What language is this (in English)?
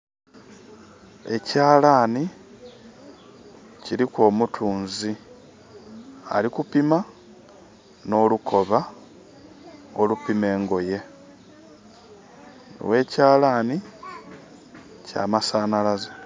Soga